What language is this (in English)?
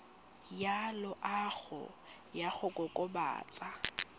Tswana